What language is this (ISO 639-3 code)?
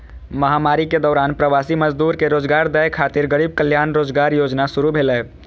mai